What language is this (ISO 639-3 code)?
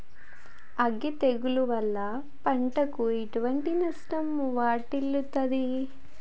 tel